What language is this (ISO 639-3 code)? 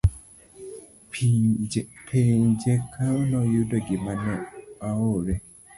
luo